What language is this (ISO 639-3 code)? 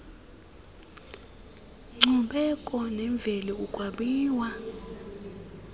xho